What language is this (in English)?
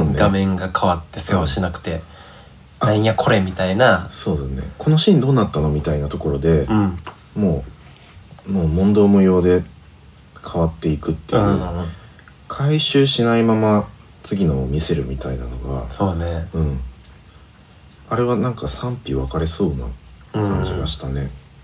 Japanese